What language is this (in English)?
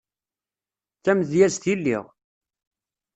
Kabyle